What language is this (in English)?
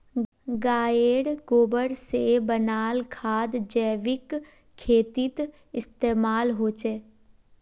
Magahi